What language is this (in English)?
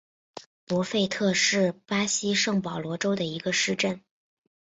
Chinese